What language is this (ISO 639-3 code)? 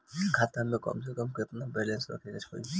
bho